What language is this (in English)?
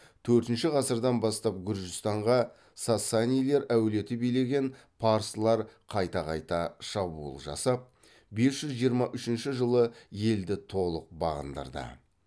Kazakh